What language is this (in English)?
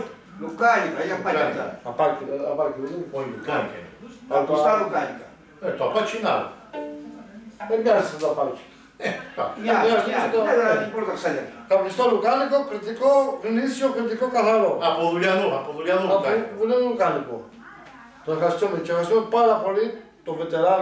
Greek